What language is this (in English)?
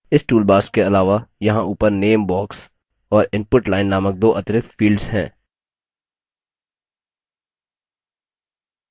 Hindi